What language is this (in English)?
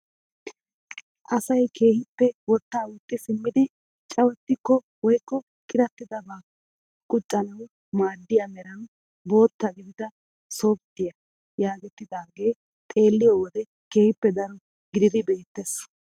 Wolaytta